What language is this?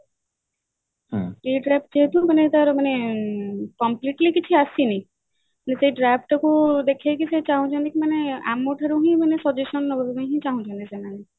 Odia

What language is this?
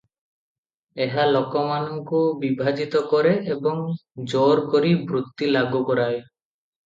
Odia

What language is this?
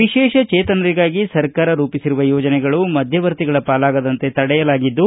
Kannada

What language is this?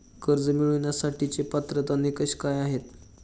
Marathi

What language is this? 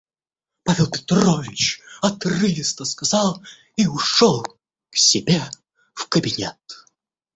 Russian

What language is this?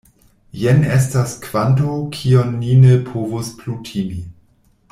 Esperanto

